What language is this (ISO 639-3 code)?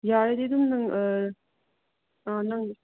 mni